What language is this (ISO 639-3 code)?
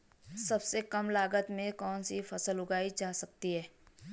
hin